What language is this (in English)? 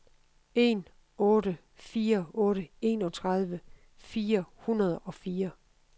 Danish